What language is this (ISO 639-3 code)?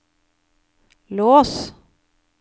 nor